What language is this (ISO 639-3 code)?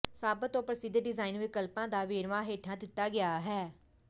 pan